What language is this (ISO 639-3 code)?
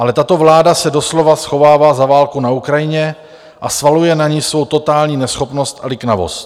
ces